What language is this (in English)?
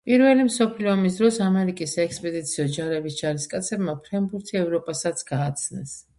Georgian